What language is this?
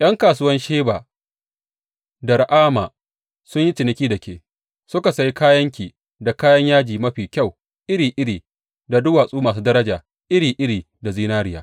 Hausa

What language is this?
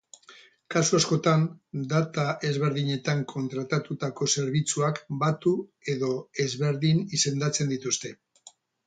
Basque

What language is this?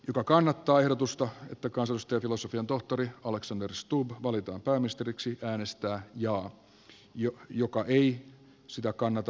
Finnish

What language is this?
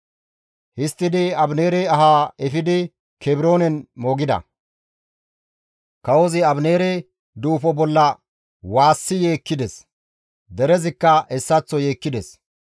Gamo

